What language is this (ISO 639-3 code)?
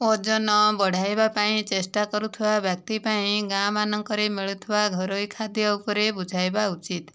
ori